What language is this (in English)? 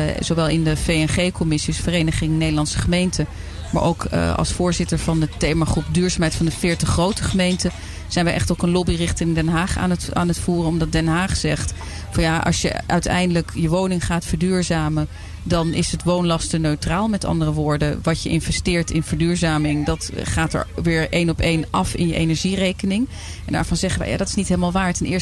Dutch